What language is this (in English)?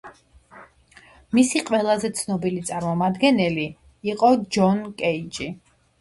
Georgian